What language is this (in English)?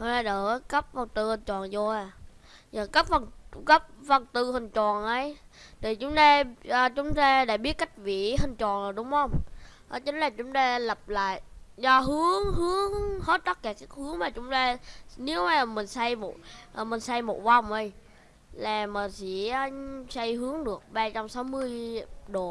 Vietnamese